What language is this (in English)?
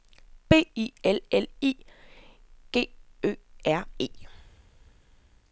Danish